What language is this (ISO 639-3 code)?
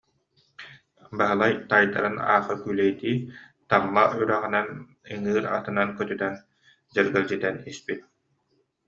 sah